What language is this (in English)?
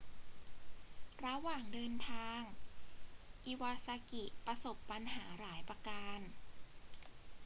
Thai